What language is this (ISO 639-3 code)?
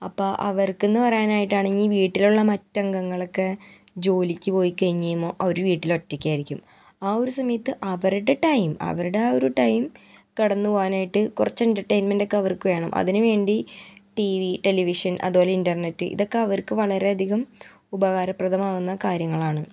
mal